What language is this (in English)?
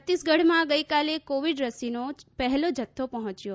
Gujarati